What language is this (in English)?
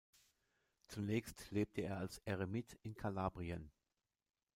German